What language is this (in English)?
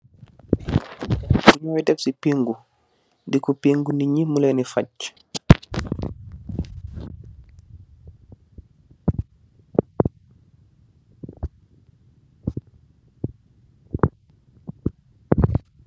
Wolof